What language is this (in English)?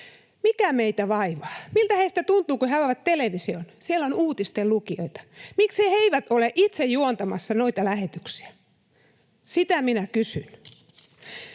Finnish